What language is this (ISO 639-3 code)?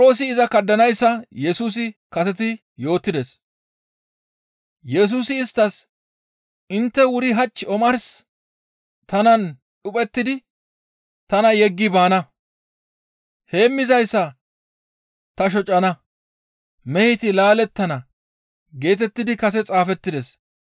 gmv